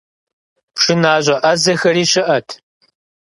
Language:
Kabardian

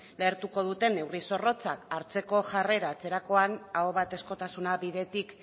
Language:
Basque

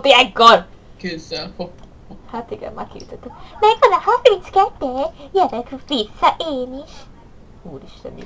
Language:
Hungarian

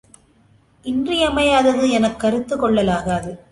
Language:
Tamil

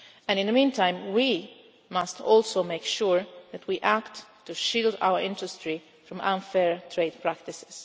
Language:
English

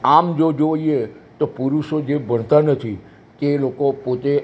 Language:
Gujarati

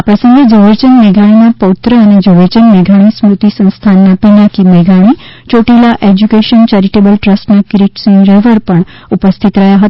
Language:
Gujarati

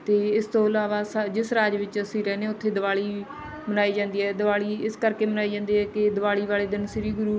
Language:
Punjabi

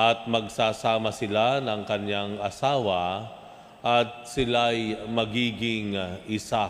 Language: Filipino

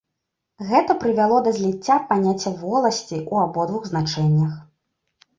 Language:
Belarusian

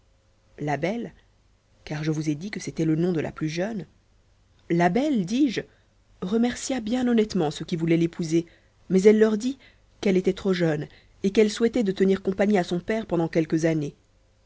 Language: French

